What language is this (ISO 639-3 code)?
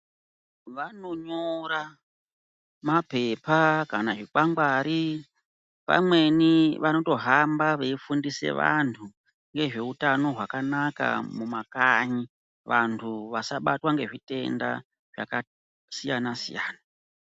ndc